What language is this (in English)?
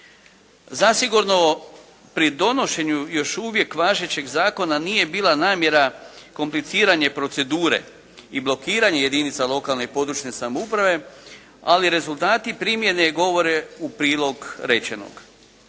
Croatian